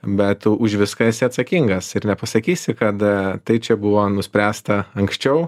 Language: Lithuanian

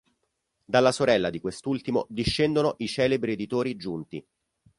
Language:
Italian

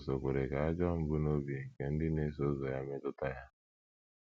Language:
Igbo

